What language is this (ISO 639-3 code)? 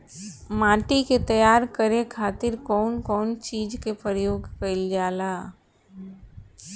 bho